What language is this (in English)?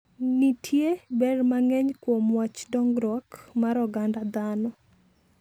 Luo (Kenya and Tanzania)